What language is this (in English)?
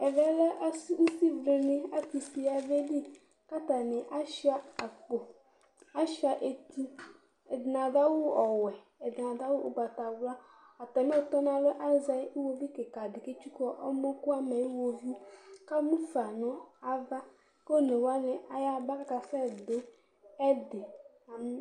Ikposo